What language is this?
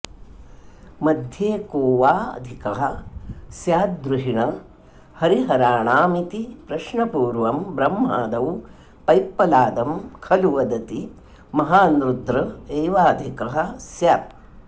Sanskrit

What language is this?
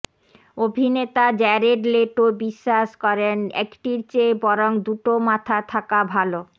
Bangla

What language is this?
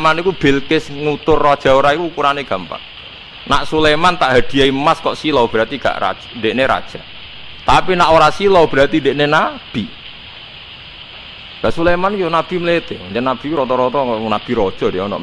Indonesian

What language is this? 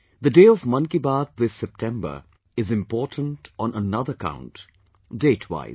English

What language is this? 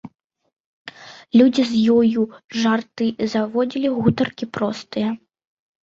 Belarusian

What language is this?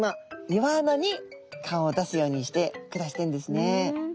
Japanese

